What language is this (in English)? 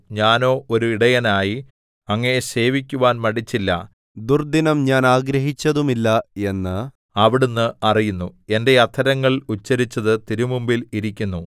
Malayalam